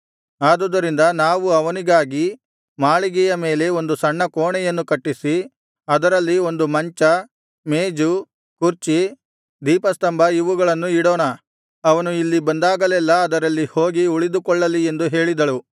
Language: Kannada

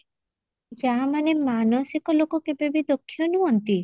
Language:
Odia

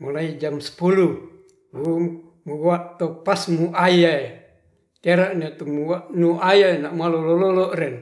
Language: Ratahan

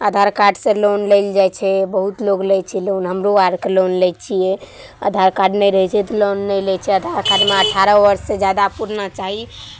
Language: Maithili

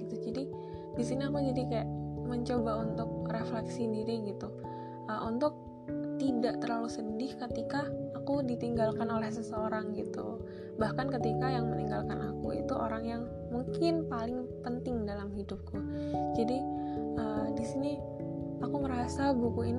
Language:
Indonesian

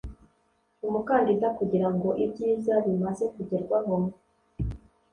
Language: Kinyarwanda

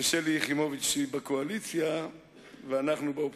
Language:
Hebrew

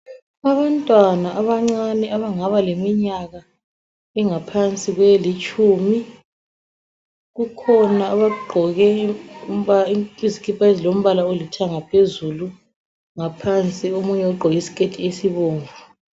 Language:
North Ndebele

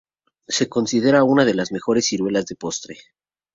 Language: Spanish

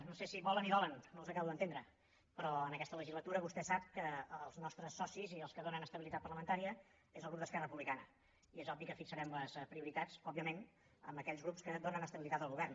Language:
Catalan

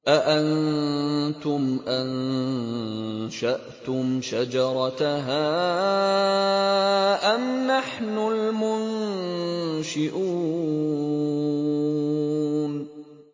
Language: Arabic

